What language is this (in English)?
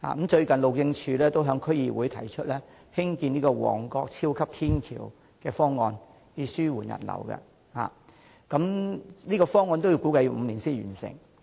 Cantonese